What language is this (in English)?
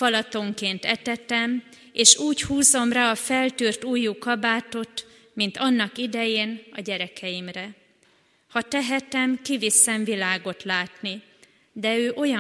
Hungarian